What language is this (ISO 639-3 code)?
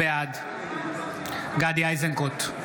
heb